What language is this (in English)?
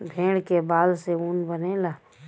Bhojpuri